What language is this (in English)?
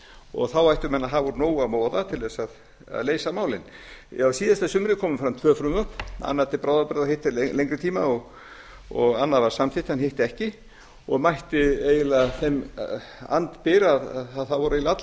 Icelandic